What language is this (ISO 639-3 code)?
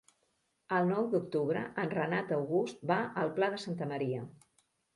cat